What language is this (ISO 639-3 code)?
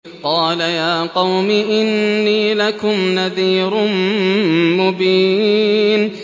ara